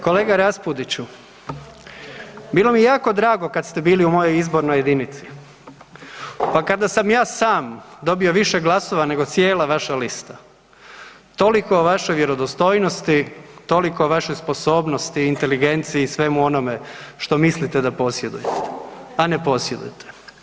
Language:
Croatian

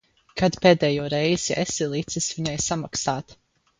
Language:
Latvian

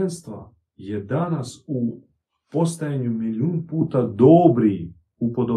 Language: Croatian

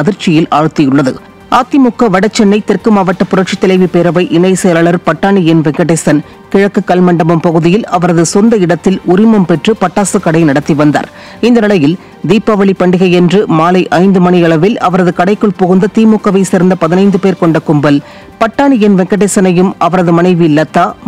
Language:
Indonesian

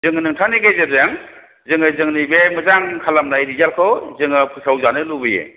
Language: Bodo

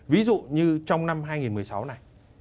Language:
Vietnamese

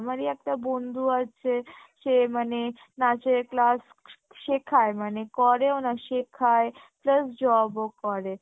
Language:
Bangla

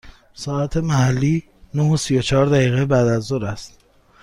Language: Persian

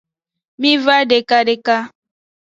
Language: Aja (Benin)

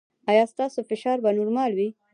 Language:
Pashto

